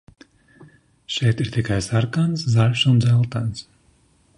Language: Latvian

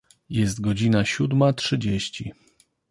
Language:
Polish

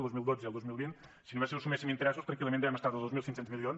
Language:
Catalan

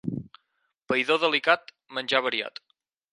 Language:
Catalan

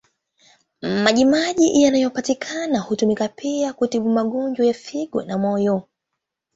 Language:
Swahili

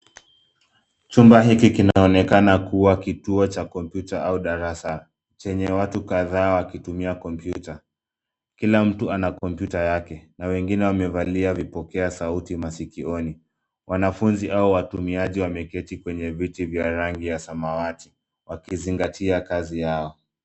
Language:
Swahili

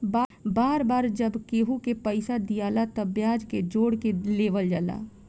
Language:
Bhojpuri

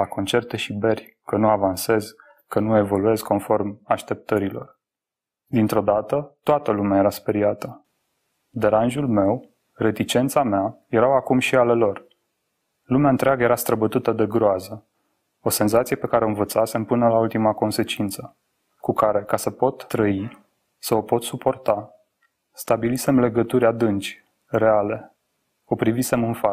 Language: Romanian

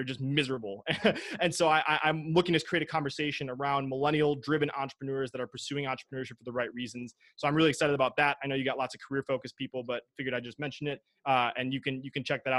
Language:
English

